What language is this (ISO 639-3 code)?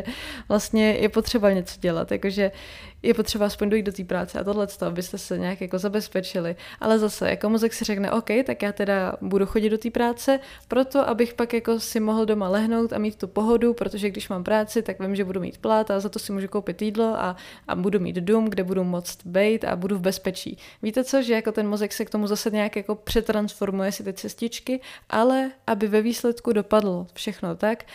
ces